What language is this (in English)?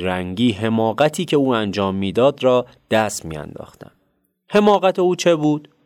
Persian